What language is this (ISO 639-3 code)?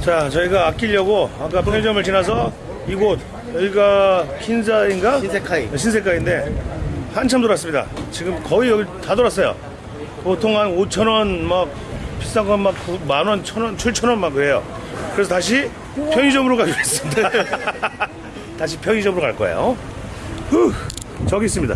kor